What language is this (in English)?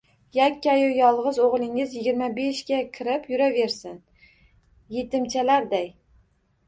Uzbek